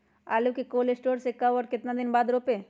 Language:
Magahi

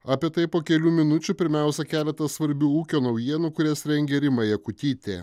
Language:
Lithuanian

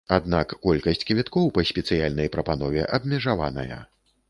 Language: Belarusian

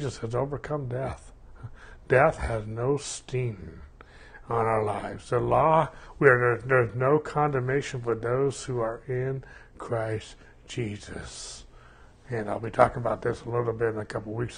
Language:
English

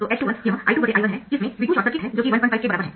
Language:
Hindi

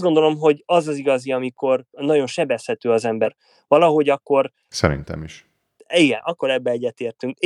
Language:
Hungarian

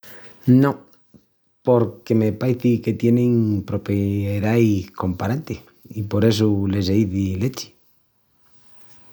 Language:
Extremaduran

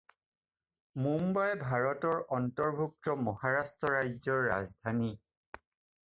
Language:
Assamese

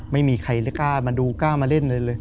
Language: Thai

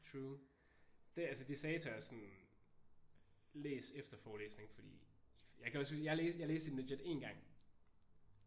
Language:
Danish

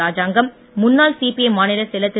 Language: Tamil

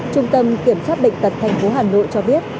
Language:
Vietnamese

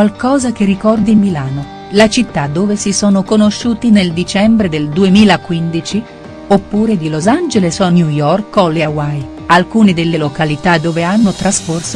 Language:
Italian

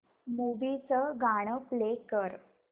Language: Marathi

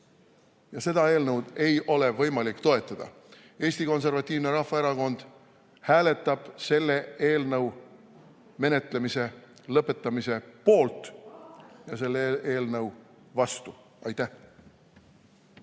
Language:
Estonian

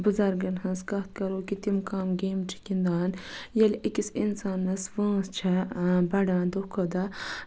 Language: Kashmiri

